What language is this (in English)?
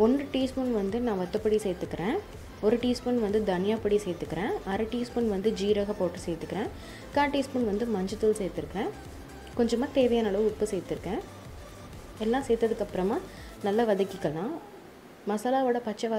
Hindi